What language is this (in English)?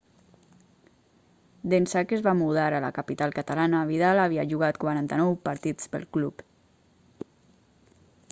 Catalan